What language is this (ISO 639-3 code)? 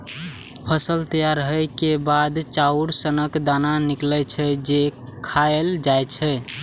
mai